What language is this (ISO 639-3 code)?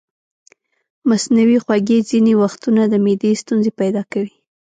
pus